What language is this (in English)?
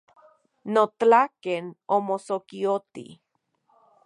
Central Puebla Nahuatl